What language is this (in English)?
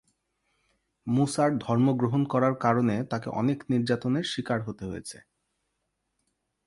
Bangla